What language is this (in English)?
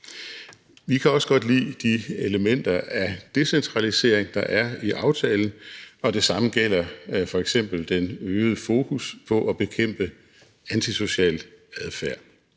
Danish